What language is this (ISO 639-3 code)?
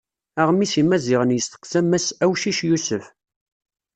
kab